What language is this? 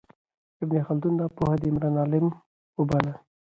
Pashto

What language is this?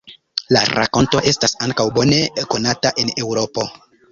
Esperanto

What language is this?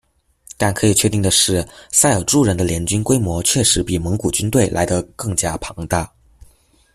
Chinese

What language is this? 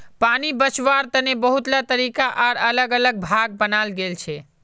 Magahi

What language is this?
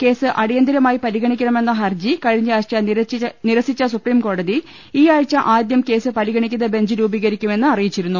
Malayalam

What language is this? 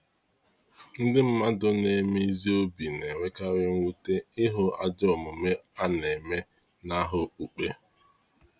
Igbo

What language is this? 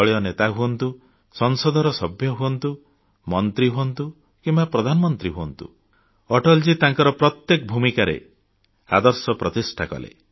Odia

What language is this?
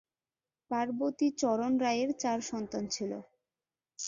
Bangla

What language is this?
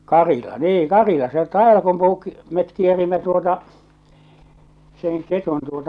Finnish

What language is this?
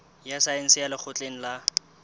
Southern Sotho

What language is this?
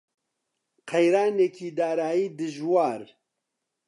Central Kurdish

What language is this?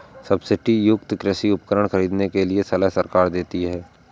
Hindi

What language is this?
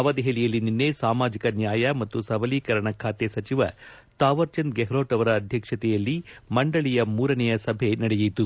Kannada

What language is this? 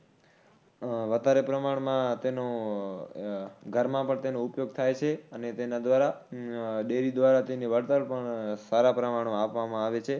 Gujarati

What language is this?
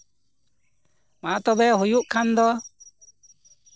Santali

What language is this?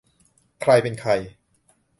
Thai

